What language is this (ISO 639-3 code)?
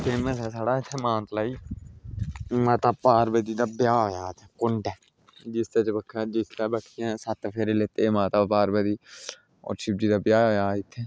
doi